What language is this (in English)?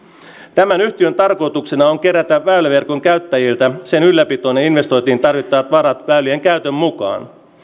Finnish